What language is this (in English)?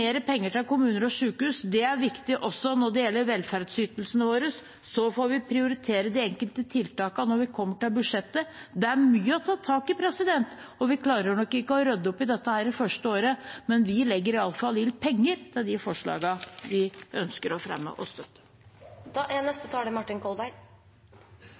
Norwegian Bokmål